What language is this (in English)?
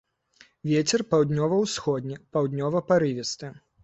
Belarusian